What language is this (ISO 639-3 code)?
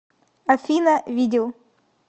rus